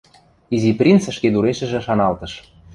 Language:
Western Mari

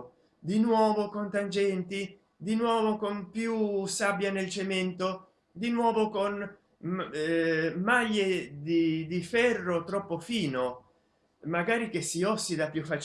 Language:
Italian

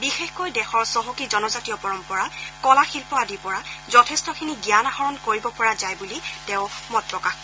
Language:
Assamese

